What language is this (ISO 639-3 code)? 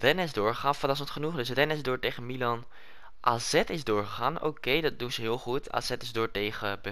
nld